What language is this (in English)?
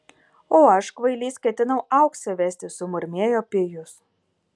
Lithuanian